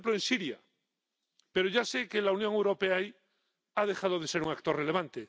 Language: Spanish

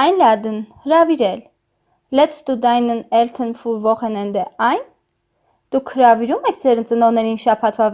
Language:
German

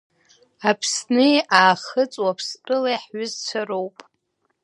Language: Abkhazian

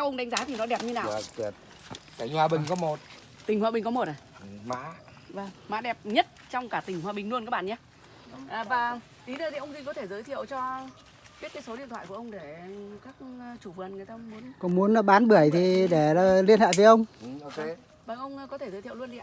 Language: Vietnamese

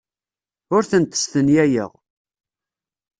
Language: Kabyle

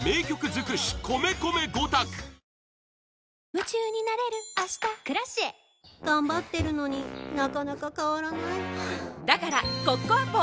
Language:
Japanese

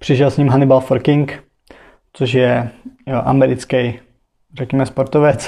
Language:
Czech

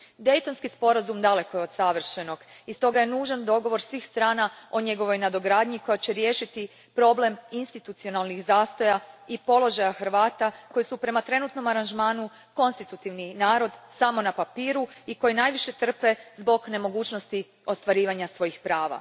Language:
Croatian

